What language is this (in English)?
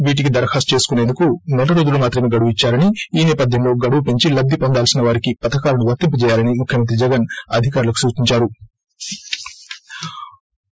Telugu